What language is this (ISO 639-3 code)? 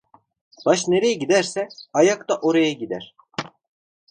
tur